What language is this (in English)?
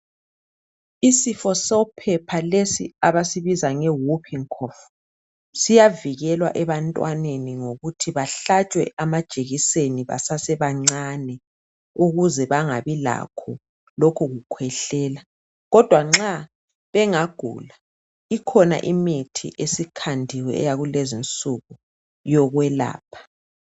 North Ndebele